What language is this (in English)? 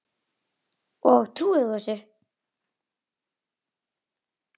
Icelandic